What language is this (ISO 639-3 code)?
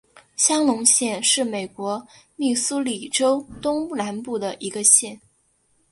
zho